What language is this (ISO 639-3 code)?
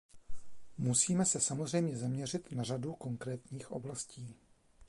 ces